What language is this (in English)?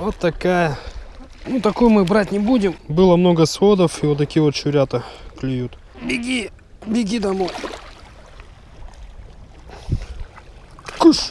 Russian